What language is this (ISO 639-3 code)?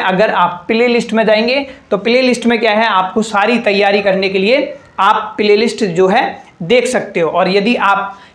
hin